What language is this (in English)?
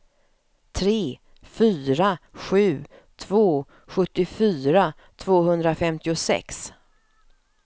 Swedish